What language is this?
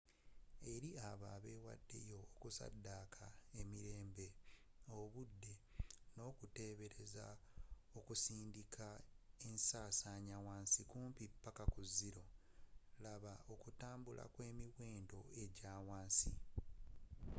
Ganda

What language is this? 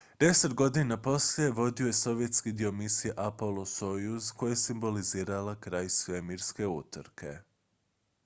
Croatian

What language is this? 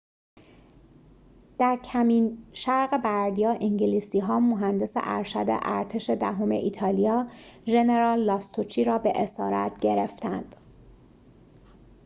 Persian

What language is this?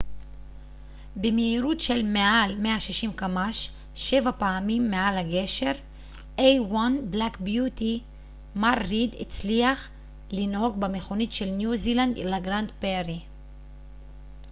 Hebrew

